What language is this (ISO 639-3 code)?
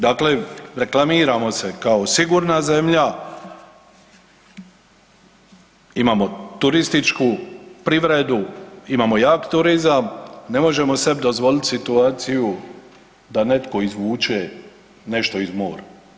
hrv